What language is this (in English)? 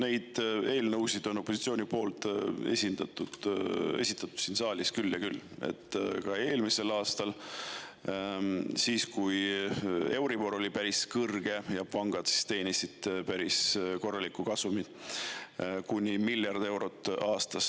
Estonian